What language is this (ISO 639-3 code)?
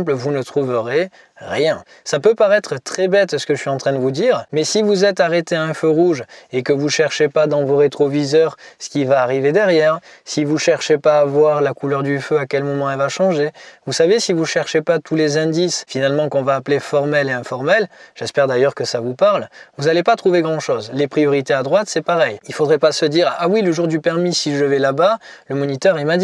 fra